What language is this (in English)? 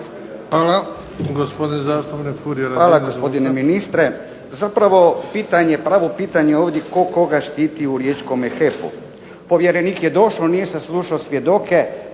Croatian